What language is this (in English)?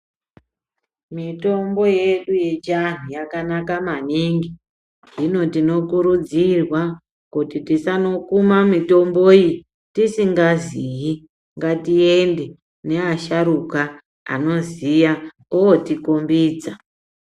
Ndau